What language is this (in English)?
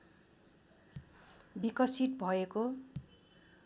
Nepali